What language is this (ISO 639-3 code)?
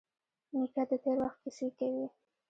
pus